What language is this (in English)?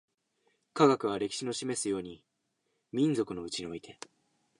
Japanese